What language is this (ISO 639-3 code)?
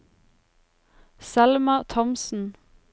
nor